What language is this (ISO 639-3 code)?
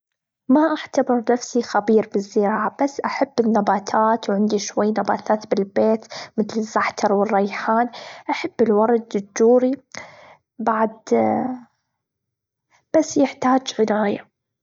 afb